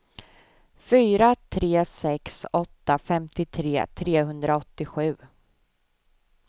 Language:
Swedish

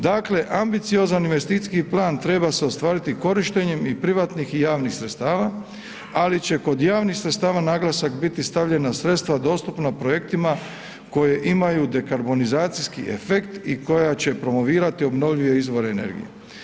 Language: Croatian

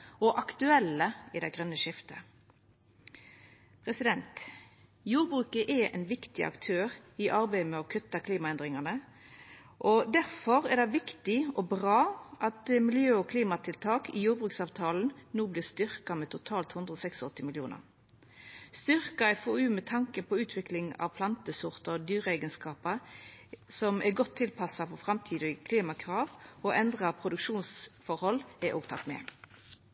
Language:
Norwegian Nynorsk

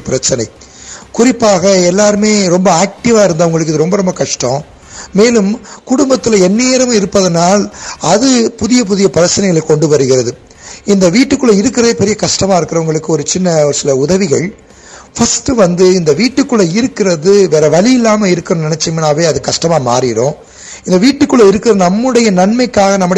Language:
Tamil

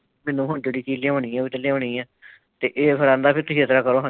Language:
Punjabi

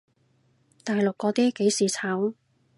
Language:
Cantonese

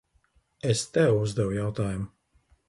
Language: Latvian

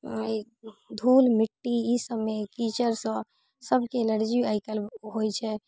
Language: Maithili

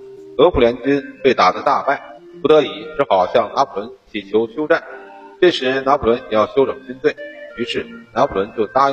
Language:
Chinese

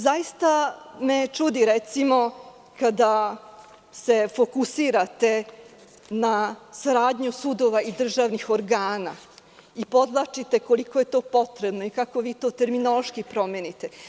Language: Serbian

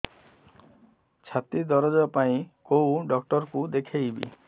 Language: Odia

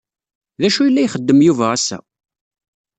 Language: Kabyle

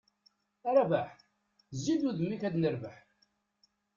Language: Kabyle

